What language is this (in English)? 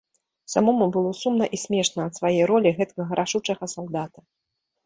Belarusian